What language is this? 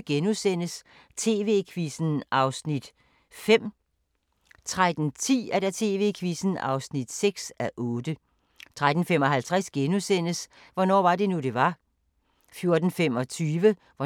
Danish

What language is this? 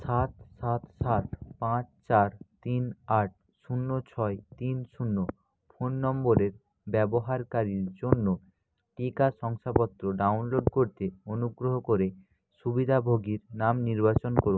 Bangla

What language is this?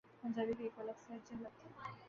Urdu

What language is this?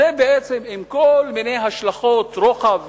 Hebrew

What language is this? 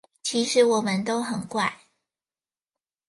Chinese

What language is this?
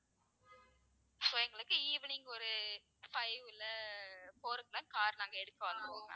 Tamil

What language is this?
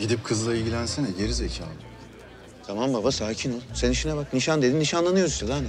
Turkish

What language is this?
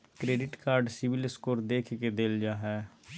Magahi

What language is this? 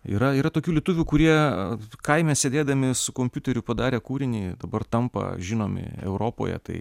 Lithuanian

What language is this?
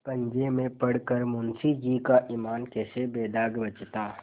Hindi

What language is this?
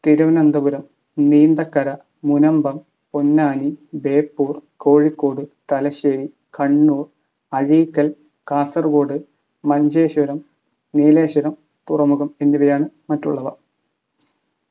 Malayalam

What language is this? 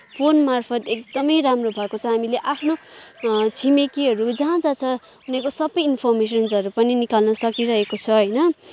Nepali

